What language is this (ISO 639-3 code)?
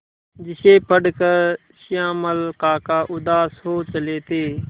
hin